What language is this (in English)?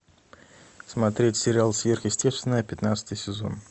Russian